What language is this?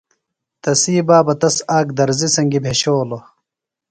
Phalura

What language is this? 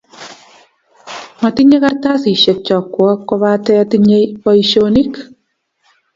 Kalenjin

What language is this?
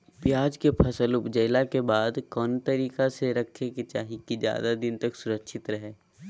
Magahi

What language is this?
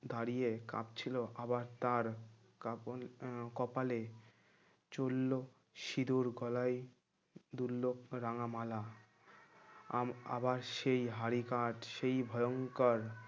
Bangla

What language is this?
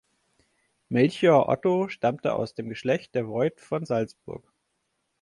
German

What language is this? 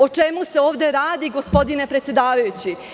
Serbian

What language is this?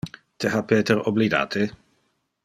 Interlingua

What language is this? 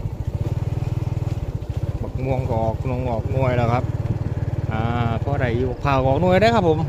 Thai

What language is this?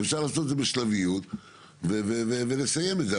Hebrew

